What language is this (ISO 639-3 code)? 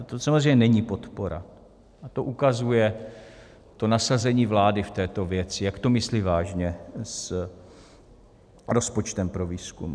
ces